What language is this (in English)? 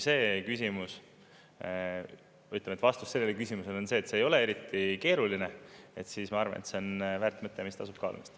Estonian